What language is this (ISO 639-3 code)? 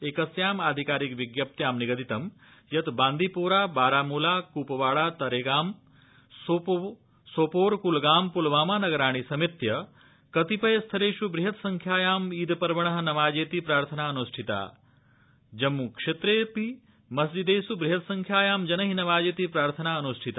san